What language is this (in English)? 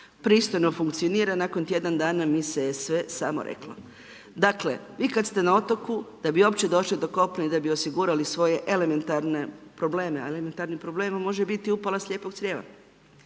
Croatian